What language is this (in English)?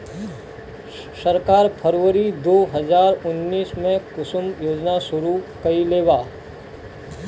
Bhojpuri